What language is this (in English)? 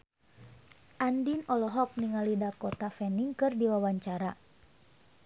Sundanese